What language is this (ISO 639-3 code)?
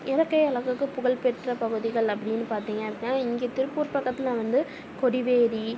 tam